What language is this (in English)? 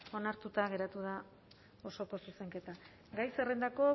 Basque